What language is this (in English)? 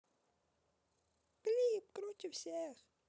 Russian